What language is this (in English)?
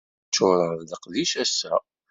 Kabyle